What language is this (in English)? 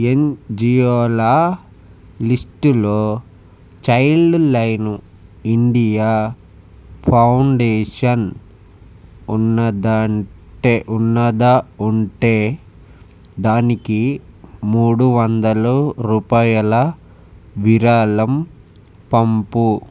Telugu